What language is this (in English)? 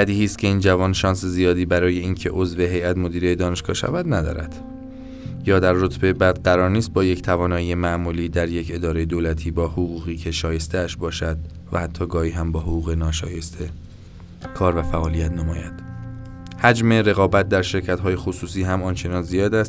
Persian